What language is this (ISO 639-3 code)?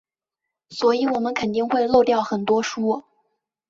zho